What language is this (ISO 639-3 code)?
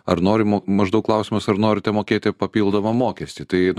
lit